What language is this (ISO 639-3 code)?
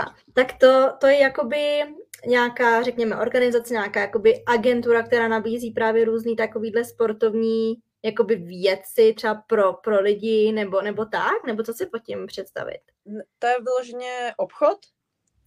ces